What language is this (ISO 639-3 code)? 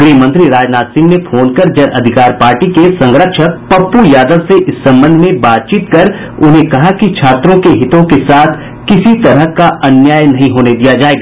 hin